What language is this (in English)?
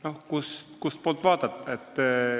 Estonian